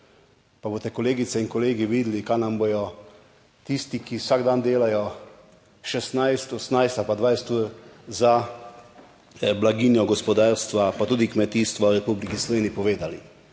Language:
Slovenian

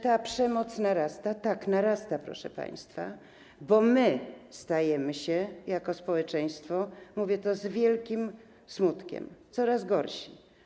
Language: Polish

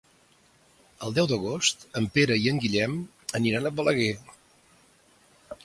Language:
Catalan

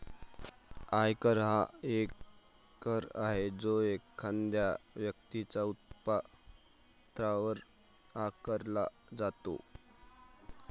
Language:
Marathi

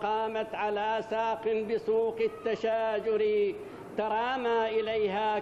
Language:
Arabic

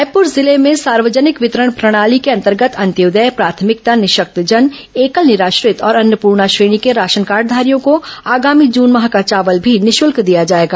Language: Hindi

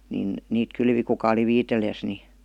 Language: Finnish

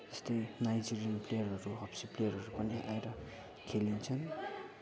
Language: Nepali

